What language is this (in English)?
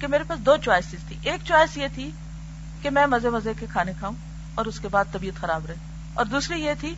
Urdu